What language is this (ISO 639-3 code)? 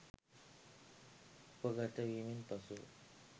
sin